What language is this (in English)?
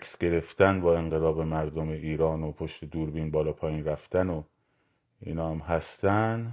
Persian